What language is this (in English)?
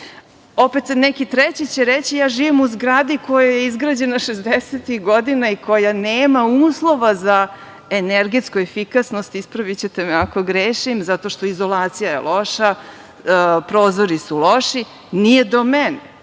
Serbian